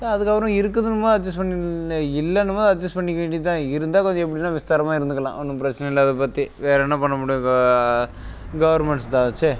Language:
Tamil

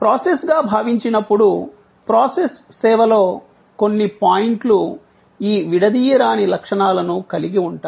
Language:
Telugu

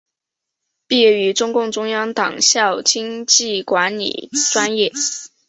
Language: Chinese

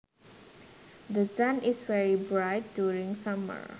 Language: Javanese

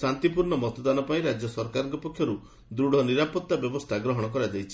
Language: Odia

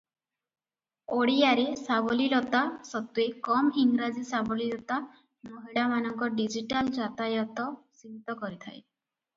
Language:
Odia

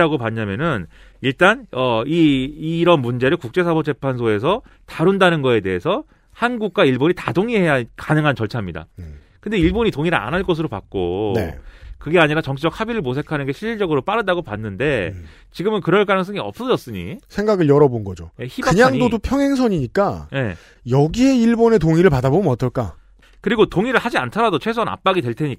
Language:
Korean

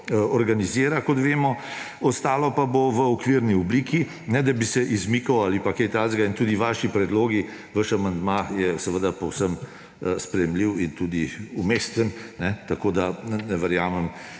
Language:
Slovenian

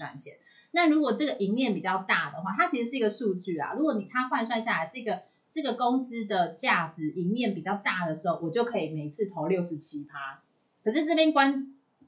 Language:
Chinese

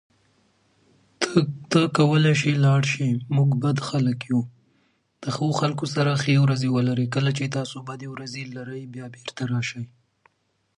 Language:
Pashto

